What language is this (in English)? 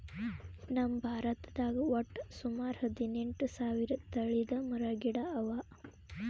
Kannada